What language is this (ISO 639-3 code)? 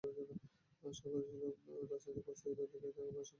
ben